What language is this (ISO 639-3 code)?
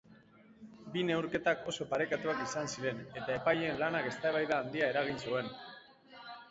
eus